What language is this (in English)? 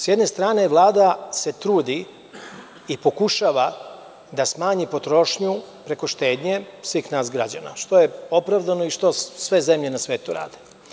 Serbian